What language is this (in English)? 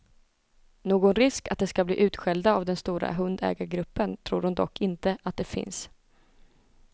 Swedish